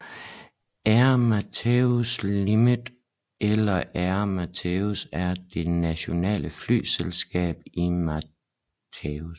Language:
Danish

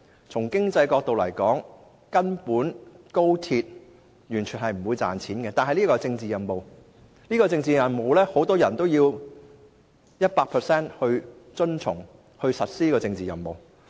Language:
Cantonese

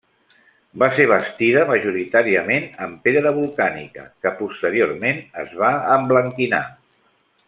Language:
Catalan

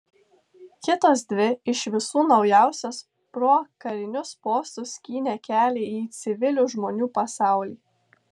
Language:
Lithuanian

